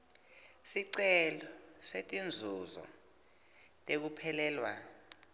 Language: Swati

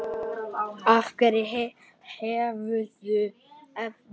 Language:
Icelandic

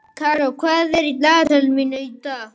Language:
Icelandic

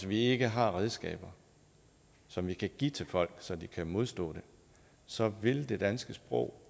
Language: Danish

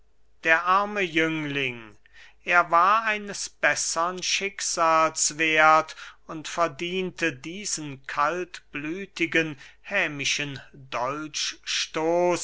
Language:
German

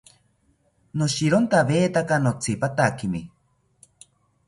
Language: South Ucayali Ashéninka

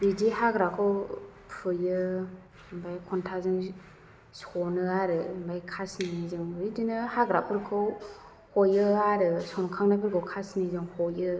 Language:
Bodo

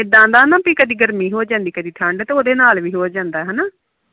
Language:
Punjabi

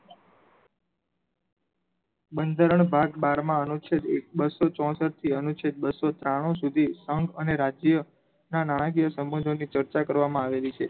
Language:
Gujarati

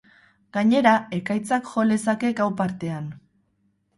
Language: Basque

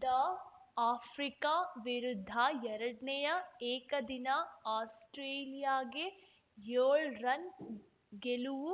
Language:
Kannada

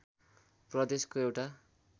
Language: Nepali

